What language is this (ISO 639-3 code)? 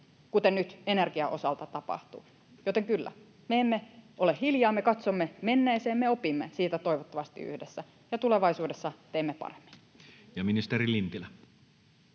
fin